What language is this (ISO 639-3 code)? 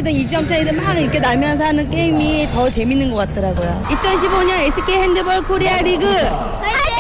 kor